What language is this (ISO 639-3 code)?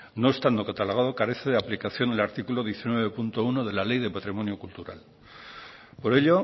spa